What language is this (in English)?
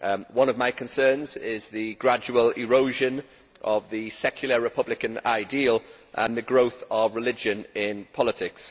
English